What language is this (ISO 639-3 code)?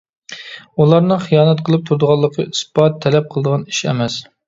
uig